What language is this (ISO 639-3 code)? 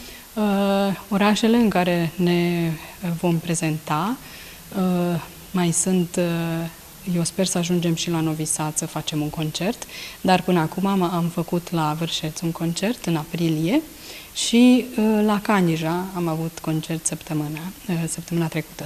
ron